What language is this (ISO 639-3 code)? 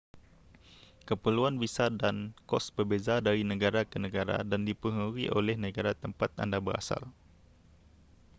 msa